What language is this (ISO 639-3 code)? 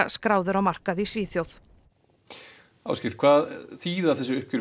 isl